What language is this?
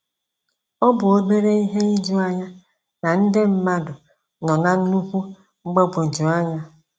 Igbo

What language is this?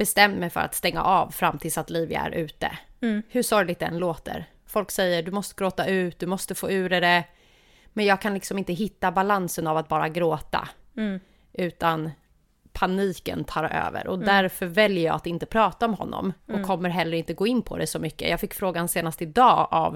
Swedish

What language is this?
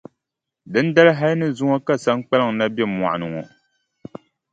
Dagbani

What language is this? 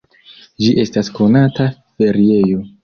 Esperanto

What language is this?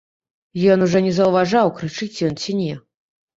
Belarusian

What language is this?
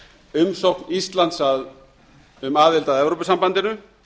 Icelandic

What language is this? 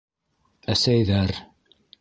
Bashkir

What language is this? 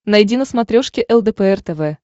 Russian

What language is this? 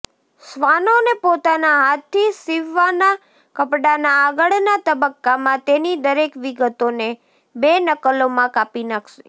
Gujarati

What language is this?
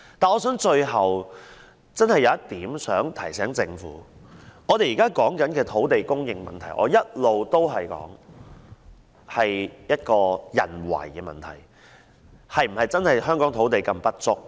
Cantonese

